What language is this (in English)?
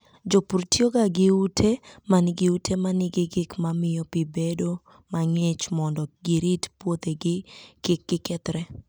Luo (Kenya and Tanzania)